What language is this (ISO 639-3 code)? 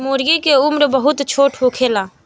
bho